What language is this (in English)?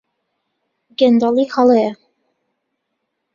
Central Kurdish